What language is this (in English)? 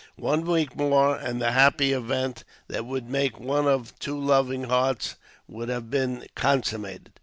English